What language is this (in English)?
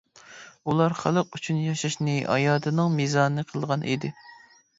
Uyghur